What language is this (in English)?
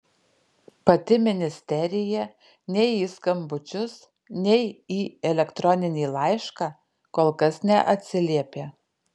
Lithuanian